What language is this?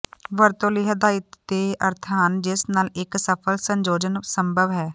Punjabi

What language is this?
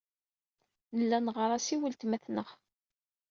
Kabyle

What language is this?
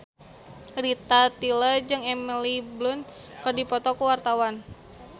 Sundanese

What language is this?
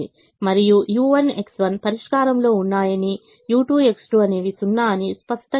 Telugu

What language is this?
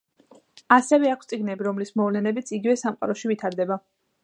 Georgian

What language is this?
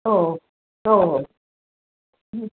Kannada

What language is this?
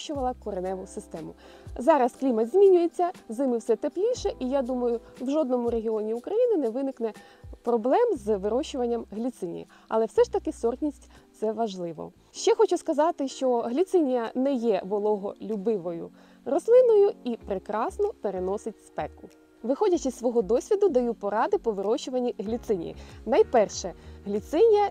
Ukrainian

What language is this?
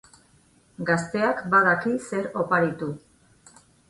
Basque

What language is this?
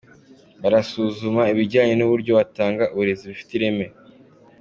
Kinyarwanda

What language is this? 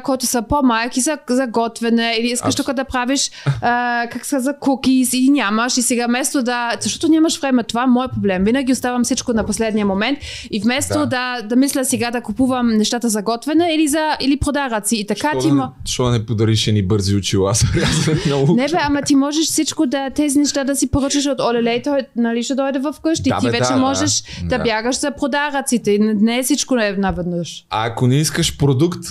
Bulgarian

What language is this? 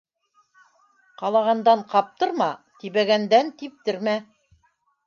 Bashkir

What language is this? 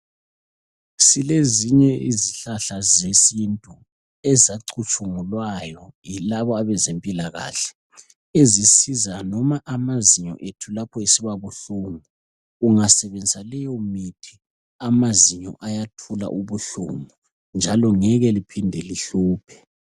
North Ndebele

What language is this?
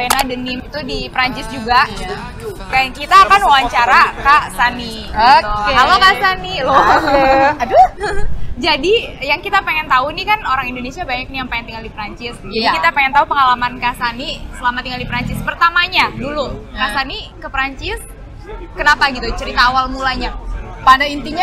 Indonesian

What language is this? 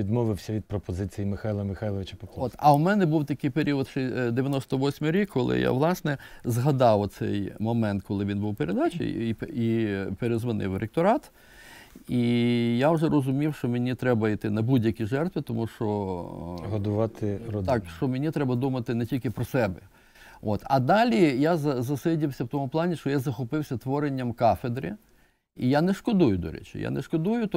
Ukrainian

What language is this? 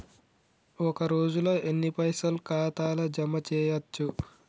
Telugu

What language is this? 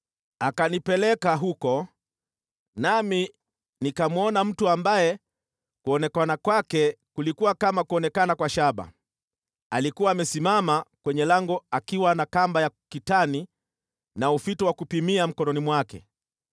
Swahili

